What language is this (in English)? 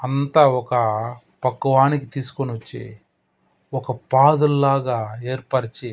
Telugu